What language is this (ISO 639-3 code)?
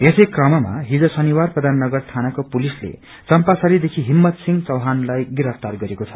nep